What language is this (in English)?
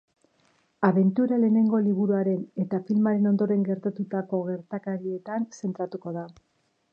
Basque